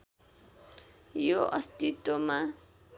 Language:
Nepali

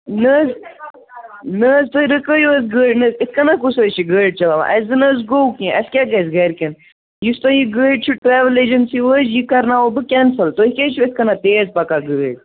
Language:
Kashmiri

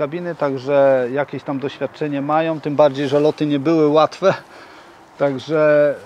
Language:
Polish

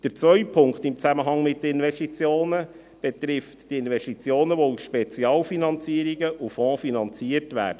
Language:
Swiss German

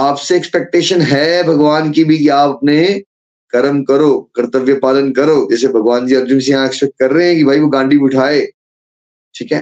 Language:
Hindi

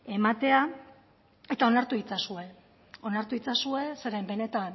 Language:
Basque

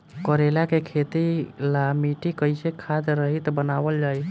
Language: Bhojpuri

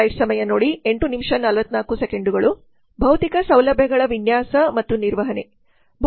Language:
Kannada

